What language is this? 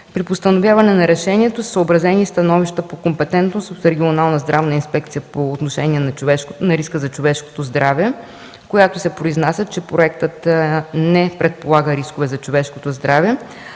Bulgarian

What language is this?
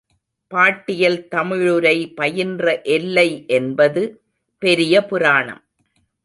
Tamil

